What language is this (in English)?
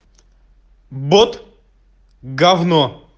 Russian